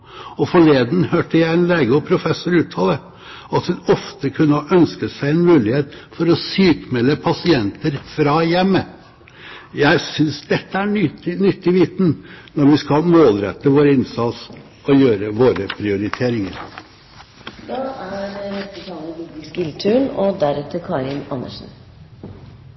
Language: Norwegian Bokmål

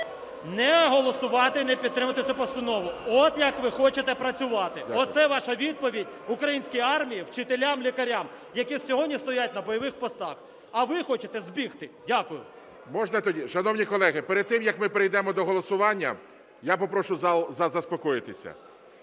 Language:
Ukrainian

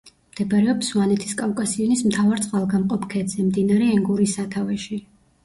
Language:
Georgian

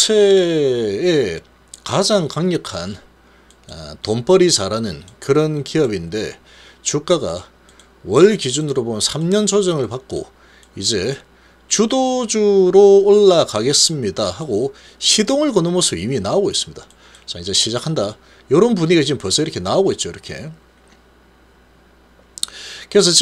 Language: Korean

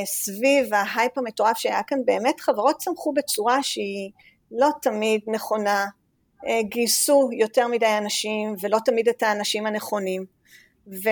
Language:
Hebrew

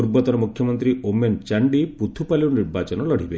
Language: Odia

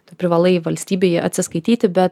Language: Lithuanian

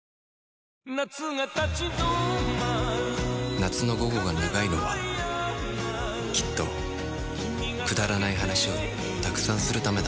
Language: Japanese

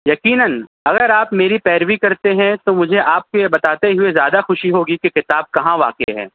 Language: Urdu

